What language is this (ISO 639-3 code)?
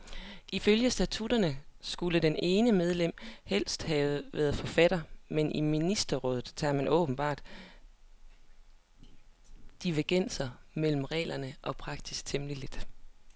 dan